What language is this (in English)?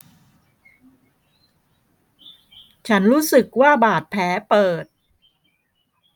Thai